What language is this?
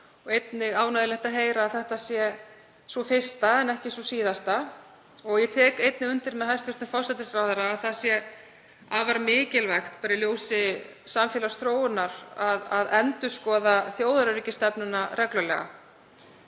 Icelandic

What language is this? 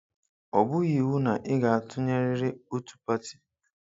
Igbo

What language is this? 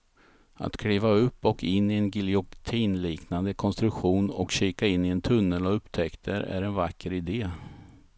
Swedish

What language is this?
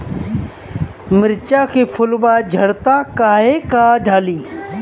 Bhojpuri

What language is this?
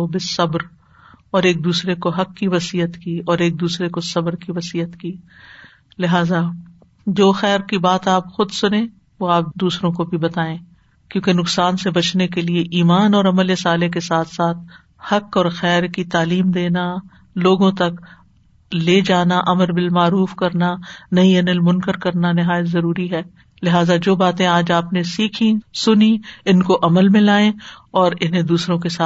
Urdu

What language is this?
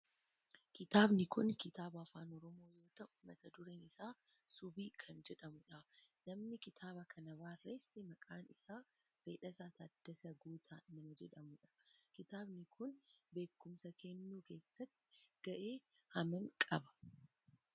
Oromo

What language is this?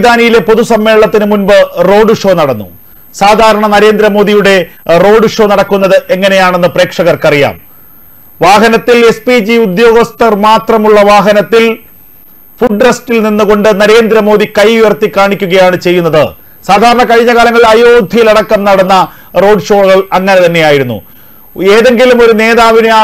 Malayalam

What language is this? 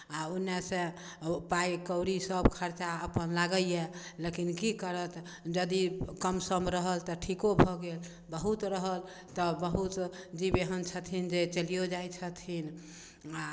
Maithili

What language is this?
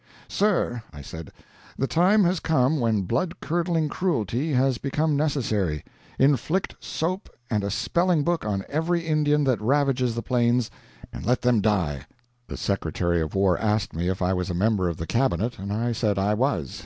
English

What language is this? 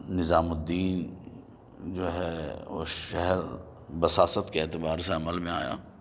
Urdu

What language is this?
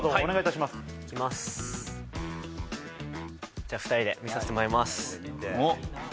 Japanese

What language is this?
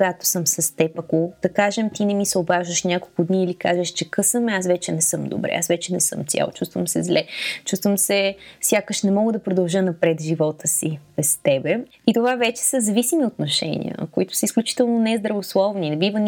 Bulgarian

